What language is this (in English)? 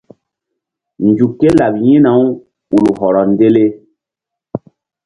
Mbum